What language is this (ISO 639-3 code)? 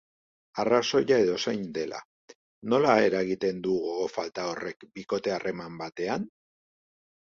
eus